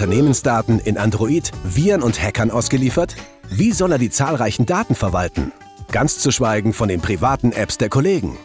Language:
German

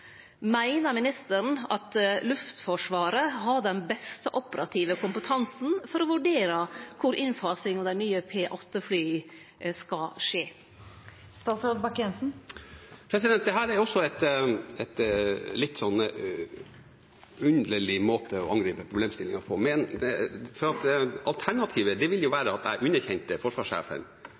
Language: Norwegian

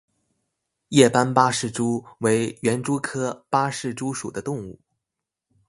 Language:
Chinese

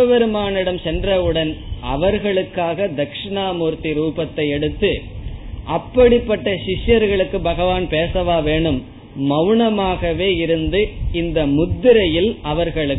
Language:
Tamil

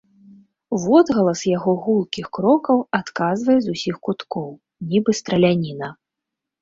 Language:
Belarusian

